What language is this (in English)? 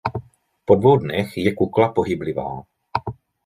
Czech